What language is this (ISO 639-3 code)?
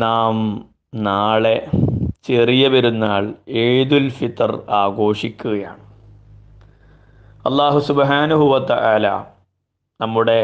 mal